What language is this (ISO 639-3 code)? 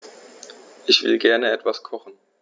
deu